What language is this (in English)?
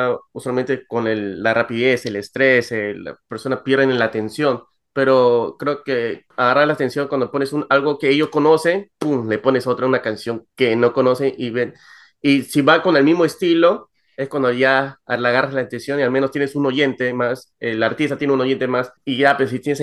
Spanish